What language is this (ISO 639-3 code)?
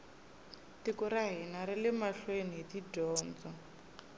tso